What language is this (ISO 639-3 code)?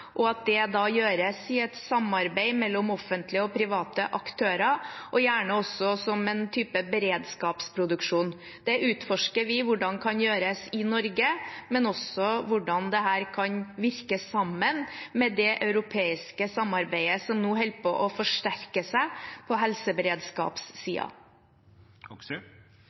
nob